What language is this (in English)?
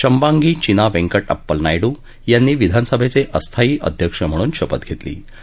Marathi